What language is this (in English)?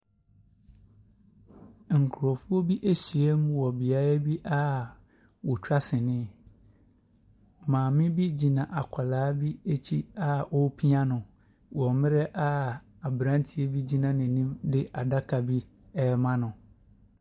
Akan